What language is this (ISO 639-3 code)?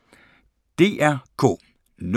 dan